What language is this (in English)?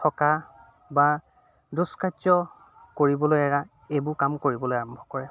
Assamese